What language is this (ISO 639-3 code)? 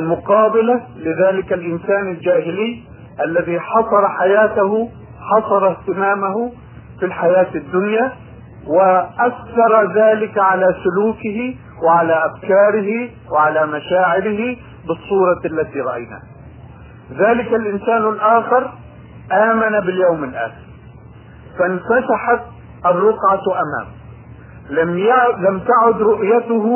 ara